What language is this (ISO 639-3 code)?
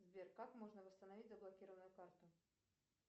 rus